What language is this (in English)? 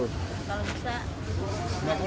Indonesian